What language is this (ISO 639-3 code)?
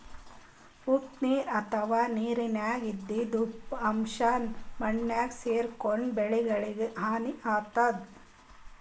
kan